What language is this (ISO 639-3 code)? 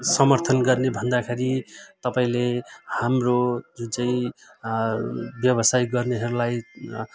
nep